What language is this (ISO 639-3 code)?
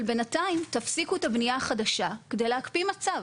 heb